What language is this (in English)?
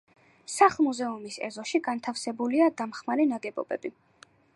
Georgian